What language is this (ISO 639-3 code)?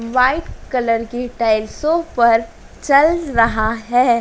hin